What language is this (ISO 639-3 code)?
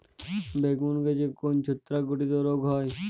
ben